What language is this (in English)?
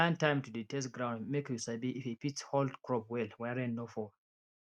Nigerian Pidgin